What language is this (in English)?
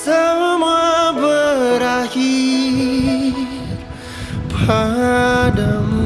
Indonesian